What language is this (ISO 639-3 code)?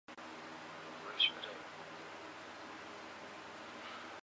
zho